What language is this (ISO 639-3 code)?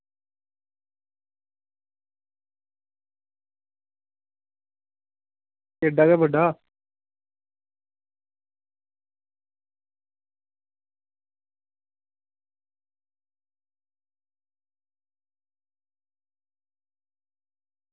doi